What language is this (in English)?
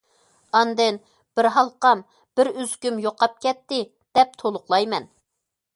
Uyghur